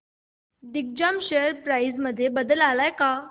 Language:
Marathi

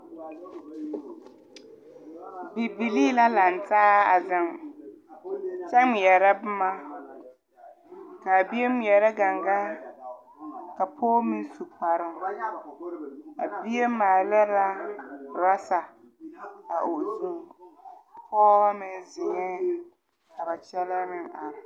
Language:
Southern Dagaare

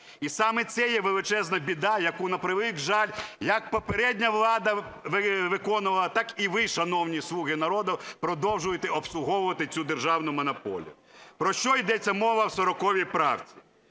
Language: Ukrainian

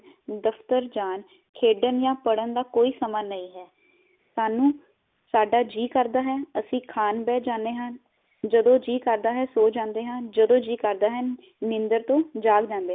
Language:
Punjabi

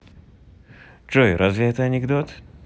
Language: Russian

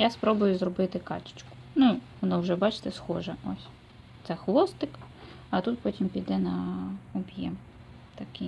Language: Ukrainian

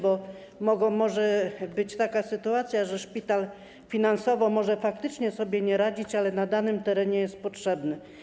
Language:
Polish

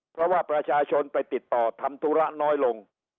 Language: Thai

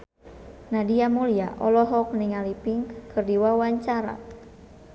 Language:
Sundanese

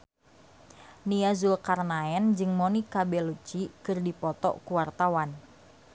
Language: Sundanese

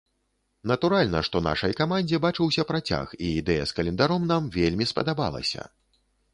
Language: Belarusian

